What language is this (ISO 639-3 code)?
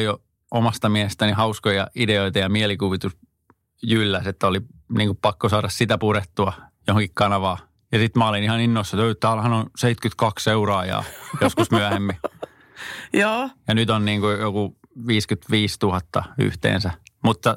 fin